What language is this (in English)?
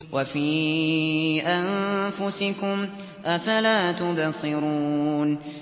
Arabic